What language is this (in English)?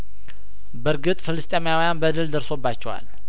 Amharic